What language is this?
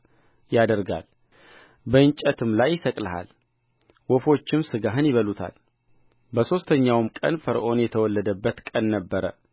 Amharic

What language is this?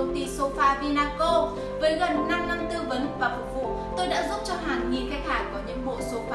Vietnamese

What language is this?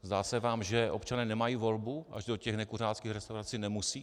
Czech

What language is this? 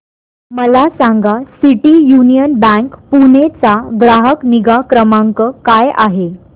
Marathi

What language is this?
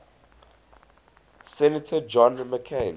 English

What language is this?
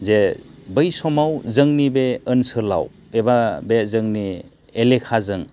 Bodo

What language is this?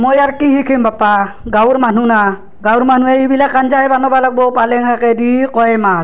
Assamese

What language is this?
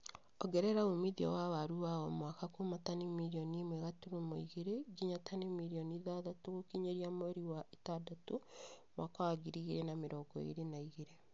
Kikuyu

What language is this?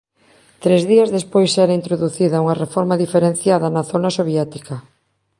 Galician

